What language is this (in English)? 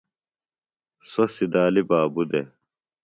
Phalura